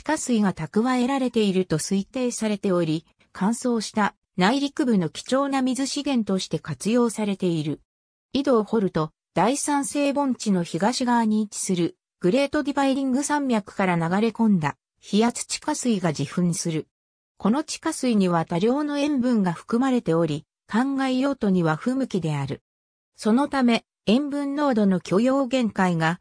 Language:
Japanese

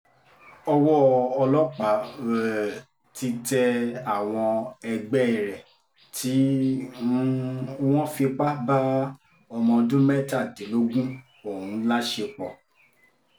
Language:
Yoruba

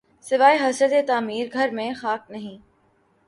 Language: Urdu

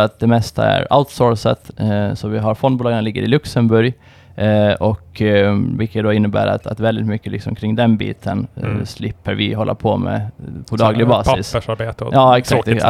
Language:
Swedish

